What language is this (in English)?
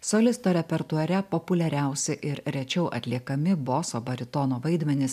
Lithuanian